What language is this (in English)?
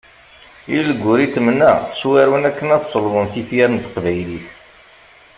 Kabyle